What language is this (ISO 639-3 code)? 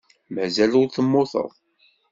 kab